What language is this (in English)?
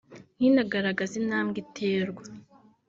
Kinyarwanda